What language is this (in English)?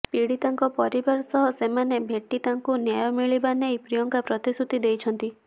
Odia